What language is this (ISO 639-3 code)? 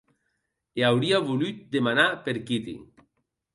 oci